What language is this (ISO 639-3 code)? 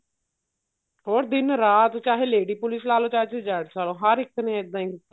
pan